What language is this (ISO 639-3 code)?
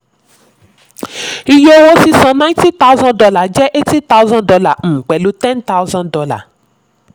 yor